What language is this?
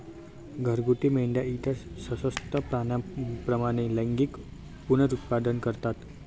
Marathi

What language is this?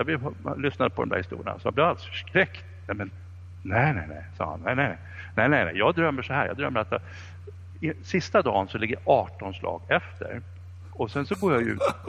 Swedish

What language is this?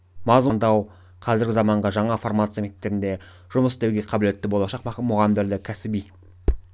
Kazakh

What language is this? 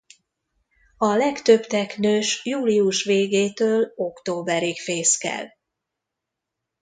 Hungarian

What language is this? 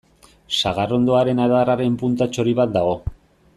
Basque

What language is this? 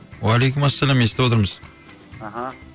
Kazakh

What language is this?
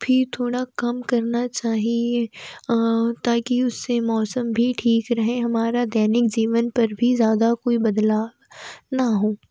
Hindi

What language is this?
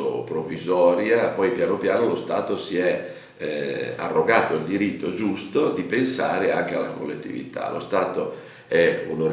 Italian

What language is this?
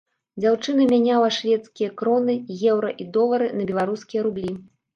Belarusian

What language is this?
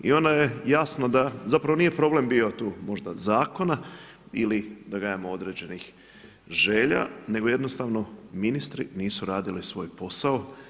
Croatian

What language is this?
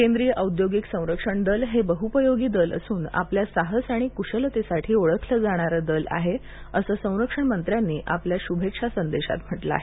Marathi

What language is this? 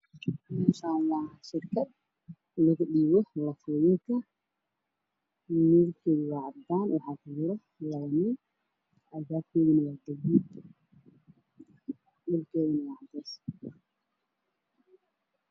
Somali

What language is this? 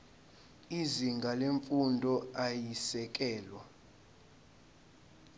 Zulu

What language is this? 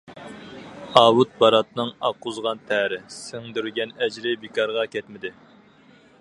Uyghur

